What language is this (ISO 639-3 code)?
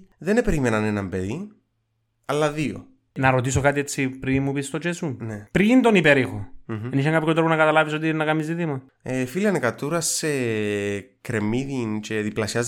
ell